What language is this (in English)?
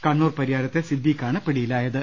Malayalam